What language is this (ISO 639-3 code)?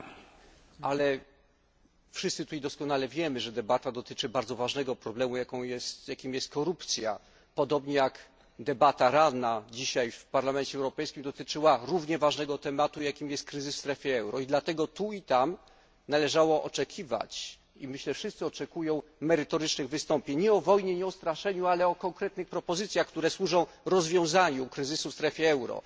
pol